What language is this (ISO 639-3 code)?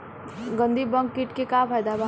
bho